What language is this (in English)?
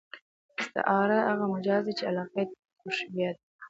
Pashto